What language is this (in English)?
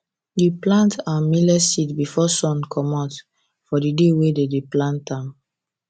Nigerian Pidgin